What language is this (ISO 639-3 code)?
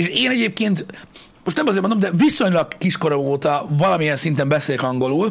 hun